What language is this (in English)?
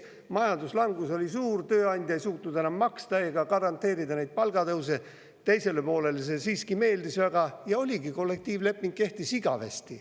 Estonian